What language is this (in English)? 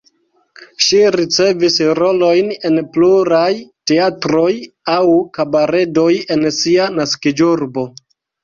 Esperanto